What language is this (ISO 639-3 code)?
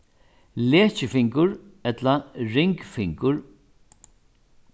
fao